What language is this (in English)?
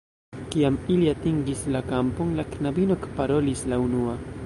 Esperanto